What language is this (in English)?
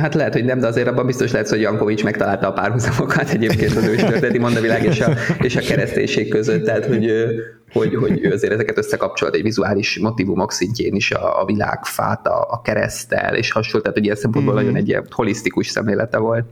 Hungarian